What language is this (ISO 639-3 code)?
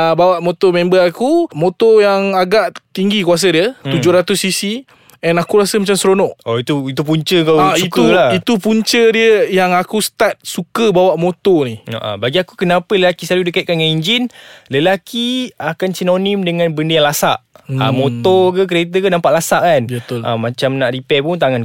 msa